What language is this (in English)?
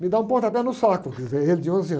Portuguese